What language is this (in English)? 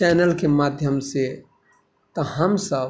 Maithili